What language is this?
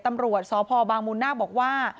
Thai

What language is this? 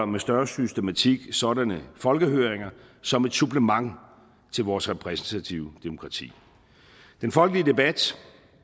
Danish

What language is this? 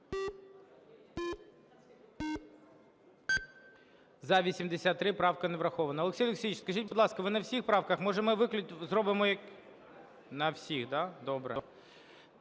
Ukrainian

